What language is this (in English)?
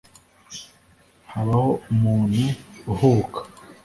Kinyarwanda